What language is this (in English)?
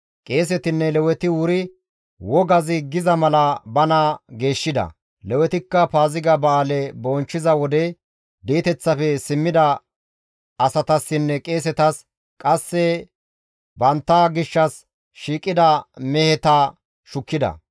Gamo